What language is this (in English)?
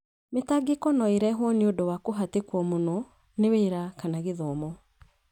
Kikuyu